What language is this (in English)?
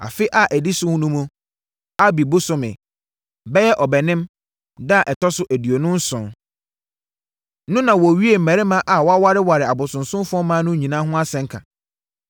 Akan